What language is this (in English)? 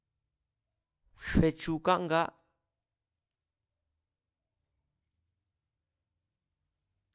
Mazatlán Mazatec